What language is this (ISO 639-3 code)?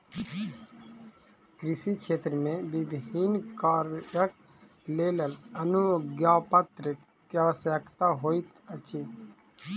mai